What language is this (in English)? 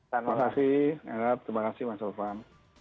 Indonesian